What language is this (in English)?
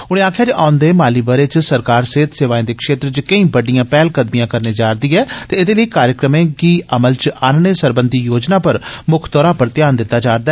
Dogri